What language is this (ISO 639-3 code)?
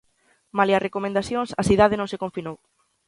glg